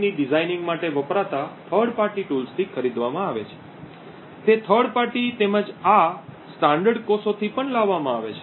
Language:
Gujarati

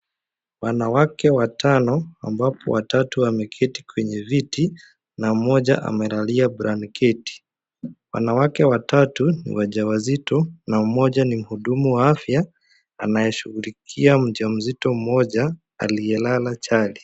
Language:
Swahili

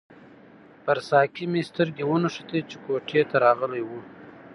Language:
Pashto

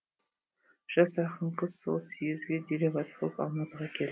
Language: Kazakh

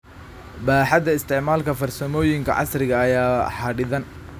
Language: Somali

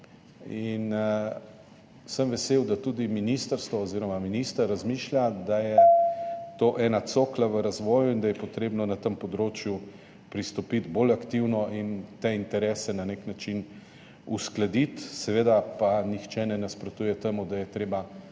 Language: Slovenian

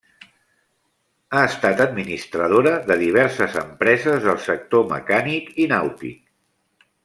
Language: Catalan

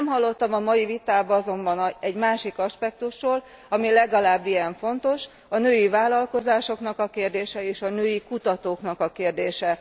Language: Hungarian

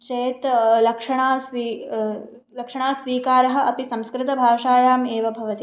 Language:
Sanskrit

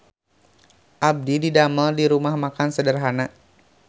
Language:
Sundanese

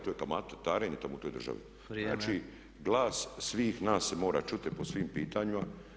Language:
Croatian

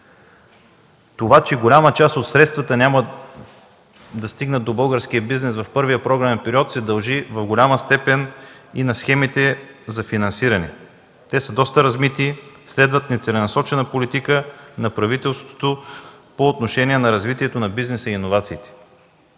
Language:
Bulgarian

